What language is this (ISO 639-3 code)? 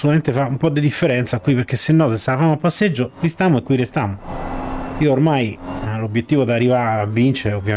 ita